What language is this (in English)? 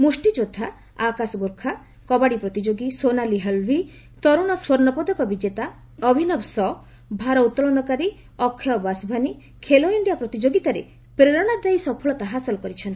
Odia